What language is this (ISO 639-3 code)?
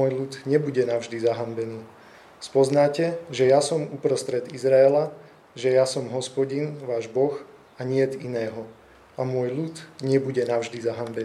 slk